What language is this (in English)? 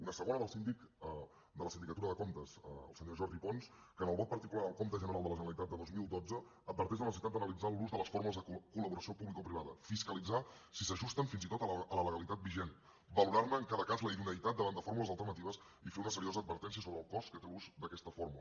Catalan